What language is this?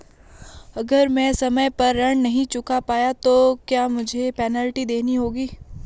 Hindi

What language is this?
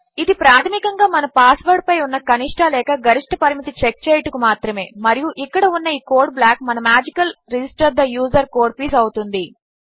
Telugu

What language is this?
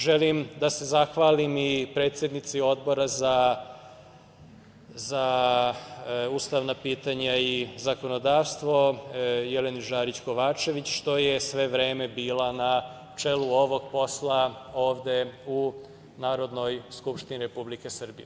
Serbian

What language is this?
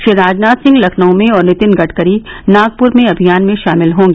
Hindi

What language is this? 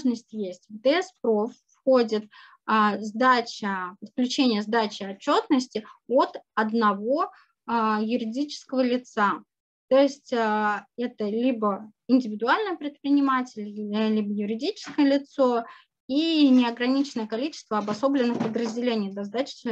Russian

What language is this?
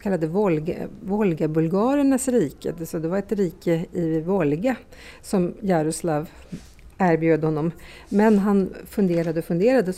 Swedish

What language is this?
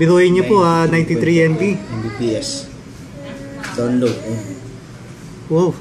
Filipino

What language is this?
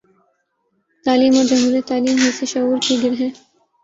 Urdu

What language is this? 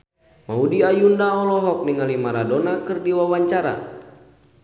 Sundanese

